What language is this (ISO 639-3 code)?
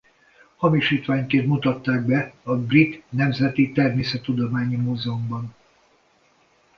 hun